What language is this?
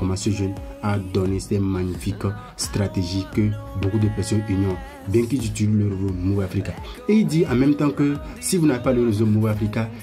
French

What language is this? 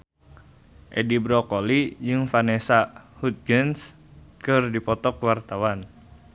Sundanese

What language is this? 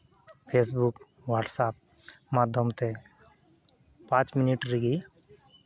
Santali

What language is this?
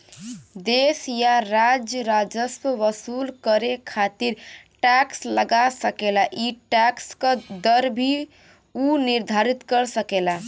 Bhojpuri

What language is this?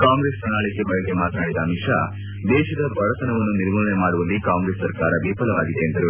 Kannada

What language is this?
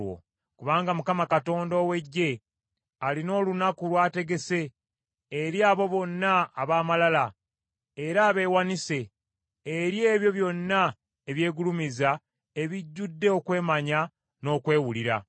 Ganda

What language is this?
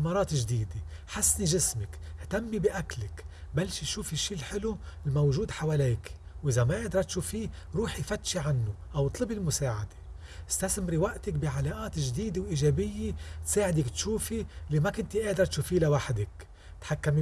Arabic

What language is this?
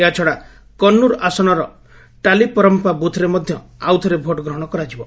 Odia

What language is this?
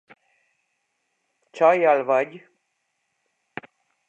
Hungarian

